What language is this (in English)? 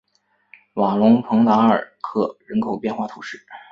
Chinese